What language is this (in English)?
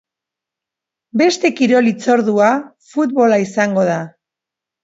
Basque